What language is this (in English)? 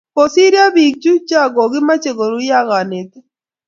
Kalenjin